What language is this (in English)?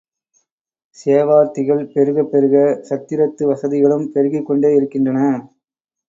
Tamil